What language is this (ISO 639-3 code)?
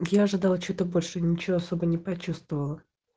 rus